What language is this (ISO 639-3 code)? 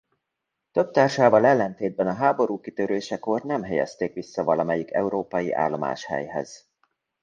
hun